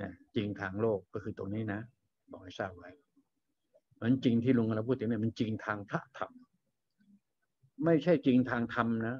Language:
Thai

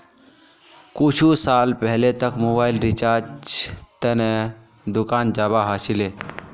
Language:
Magahi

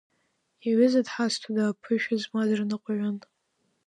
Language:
Abkhazian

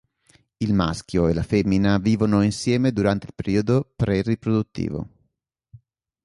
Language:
Italian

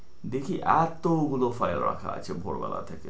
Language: Bangla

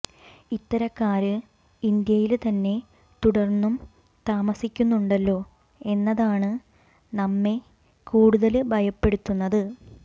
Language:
Malayalam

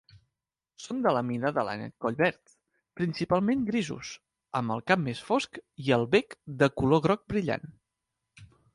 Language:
Catalan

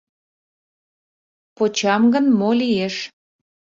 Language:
Mari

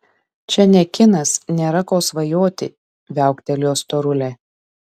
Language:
Lithuanian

